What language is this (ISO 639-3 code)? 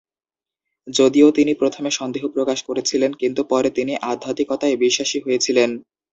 ben